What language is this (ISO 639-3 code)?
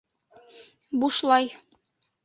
bak